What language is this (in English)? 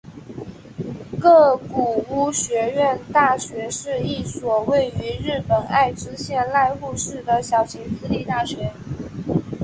Chinese